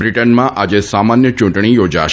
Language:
Gujarati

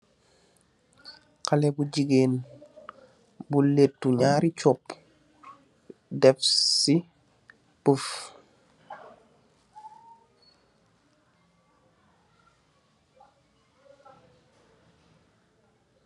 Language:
Wolof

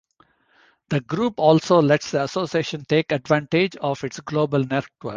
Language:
English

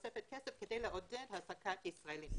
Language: Hebrew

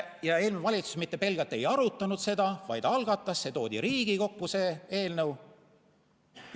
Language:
Estonian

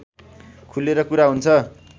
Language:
Nepali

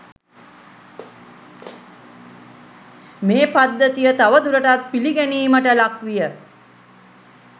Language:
Sinhala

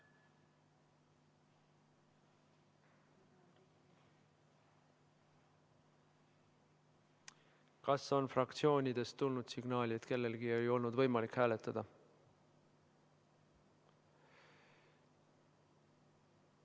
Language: Estonian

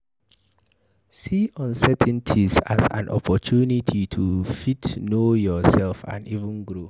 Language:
Nigerian Pidgin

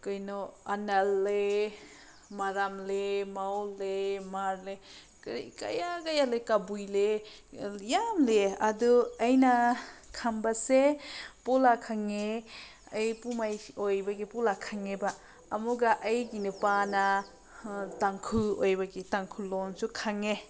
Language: Manipuri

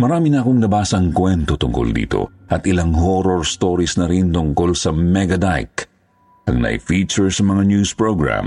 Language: Filipino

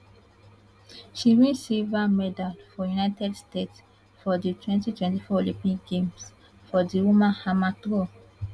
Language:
Nigerian Pidgin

